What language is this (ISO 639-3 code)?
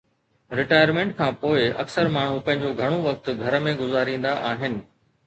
snd